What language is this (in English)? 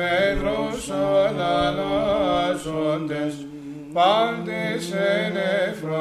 Greek